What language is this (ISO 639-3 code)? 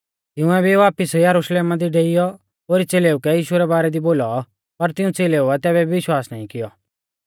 bfz